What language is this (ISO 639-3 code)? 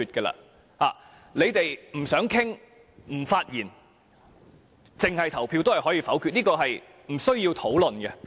yue